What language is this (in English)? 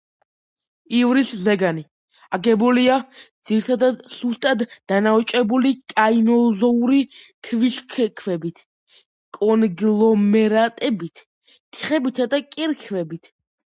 Georgian